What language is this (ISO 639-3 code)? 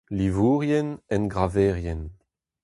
bre